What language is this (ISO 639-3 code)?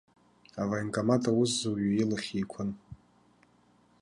abk